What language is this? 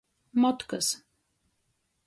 Latgalian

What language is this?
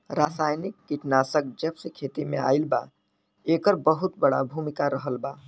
Bhojpuri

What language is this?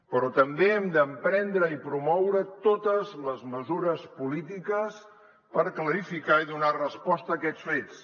Catalan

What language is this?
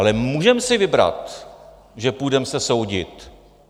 Czech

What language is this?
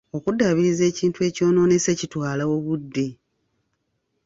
Ganda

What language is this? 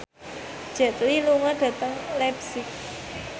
Javanese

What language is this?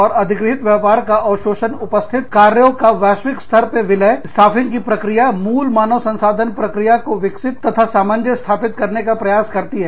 Hindi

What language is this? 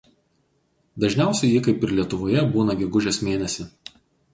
Lithuanian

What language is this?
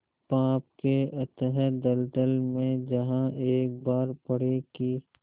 Hindi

